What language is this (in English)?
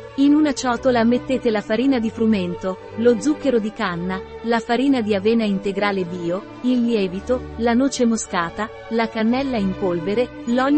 Italian